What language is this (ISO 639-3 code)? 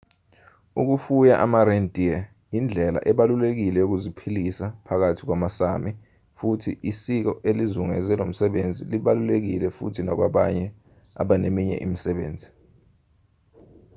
zul